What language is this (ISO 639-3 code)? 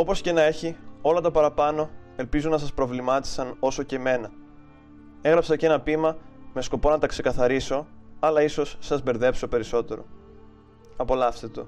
ell